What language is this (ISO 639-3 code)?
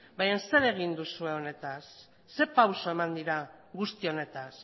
eus